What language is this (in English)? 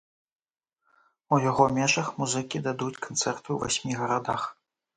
Belarusian